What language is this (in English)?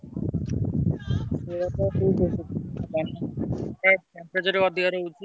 Odia